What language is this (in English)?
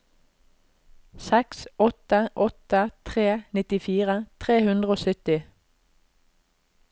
Norwegian